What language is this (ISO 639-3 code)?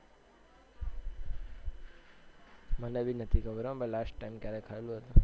guj